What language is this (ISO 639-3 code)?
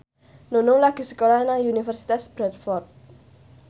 jav